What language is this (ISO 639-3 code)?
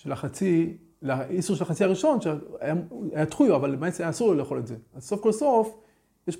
heb